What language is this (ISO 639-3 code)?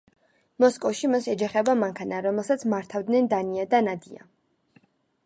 kat